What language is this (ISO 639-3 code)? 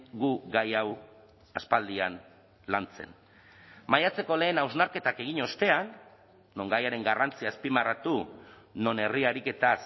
eus